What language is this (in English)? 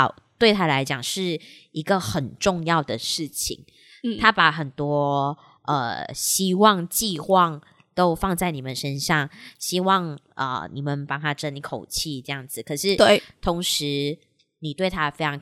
Chinese